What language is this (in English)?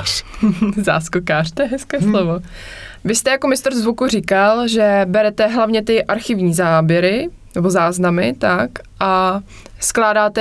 Czech